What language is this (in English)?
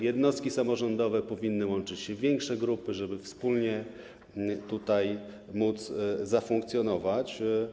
Polish